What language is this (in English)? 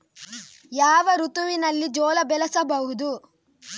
Kannada